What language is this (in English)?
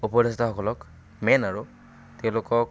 Assamese